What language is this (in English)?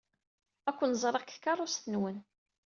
Kabyle